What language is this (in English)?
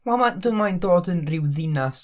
Welsh